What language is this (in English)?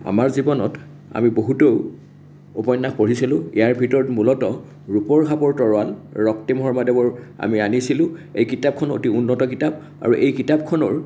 Assamese